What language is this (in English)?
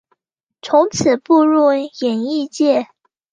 Chinese